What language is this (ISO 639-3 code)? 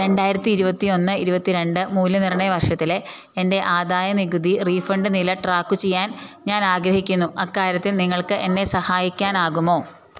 mal